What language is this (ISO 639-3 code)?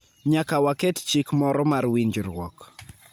luo